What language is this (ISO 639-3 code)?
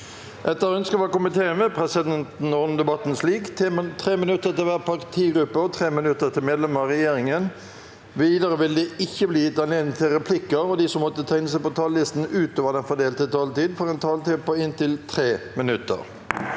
nor